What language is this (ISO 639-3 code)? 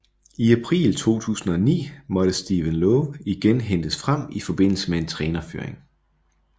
dan